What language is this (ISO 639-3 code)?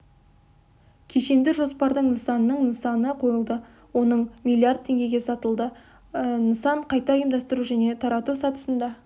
kaz